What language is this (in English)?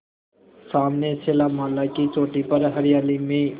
Hindi